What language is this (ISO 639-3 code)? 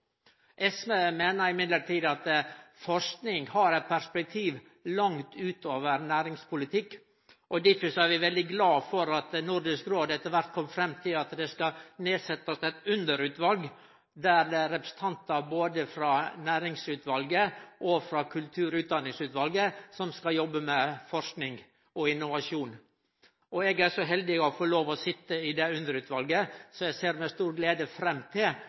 nno